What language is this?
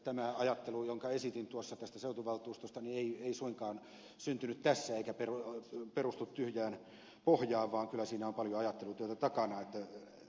Finnish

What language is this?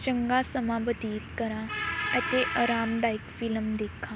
Punjabi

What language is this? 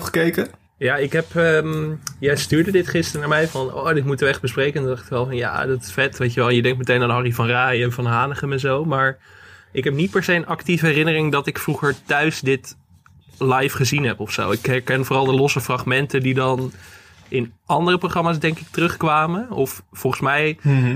Dutch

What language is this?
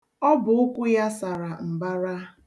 Igbo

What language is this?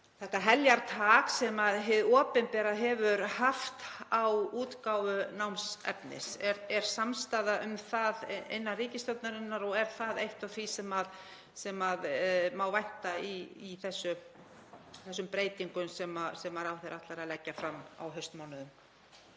Icelandic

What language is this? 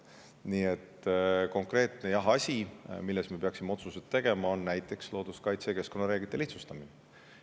Estonian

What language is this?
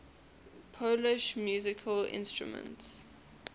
English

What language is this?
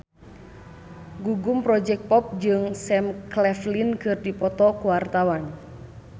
Sundanese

